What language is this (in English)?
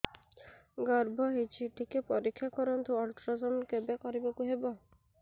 Odia